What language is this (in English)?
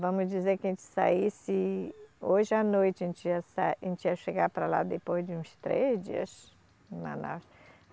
Portuguese